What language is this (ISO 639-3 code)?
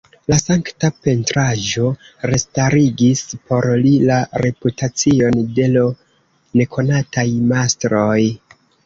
epo